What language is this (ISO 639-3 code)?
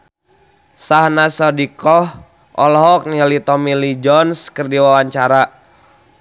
sun